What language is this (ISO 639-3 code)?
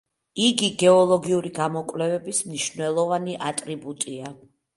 kat